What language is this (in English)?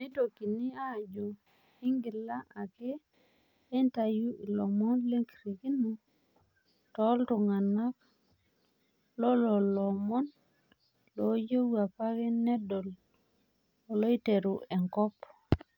Masai